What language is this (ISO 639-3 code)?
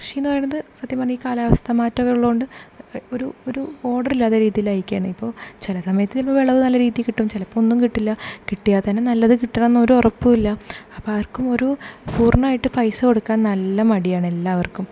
mal